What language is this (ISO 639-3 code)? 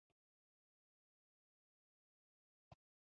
fry